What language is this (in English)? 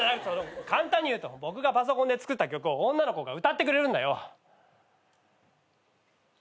Japanese